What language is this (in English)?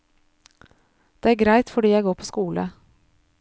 Norwegian